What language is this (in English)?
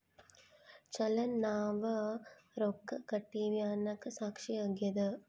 Kannada